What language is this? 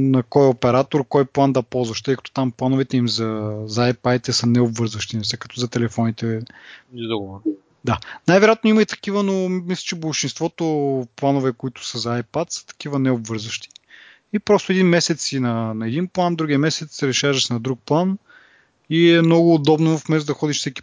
Bulgarian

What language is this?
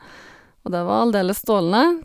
Norwegian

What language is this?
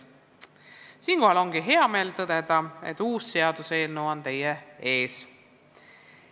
Estonian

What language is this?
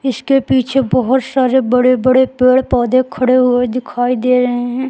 Hindi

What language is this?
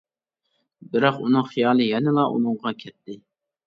Uyghur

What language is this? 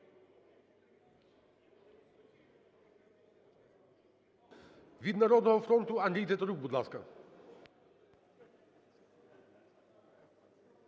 Ukrainian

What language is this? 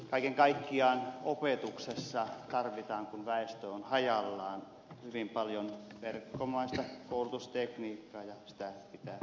Finnish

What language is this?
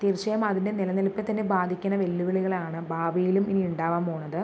Malayalam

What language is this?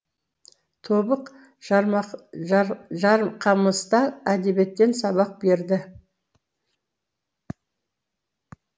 Kazakh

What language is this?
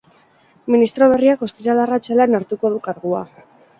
Basque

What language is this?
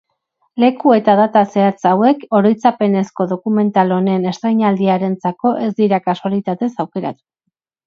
Basque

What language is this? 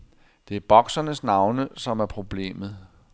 Danish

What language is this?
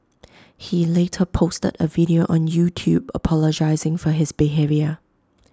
English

